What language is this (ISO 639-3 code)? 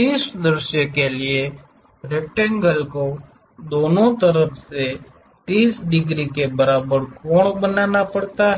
hin